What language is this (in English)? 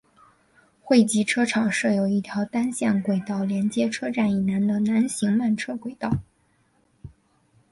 Chinese